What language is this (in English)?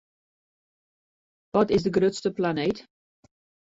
Western Frisian